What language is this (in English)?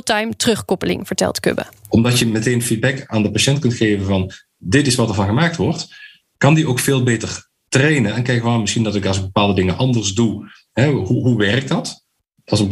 Dutch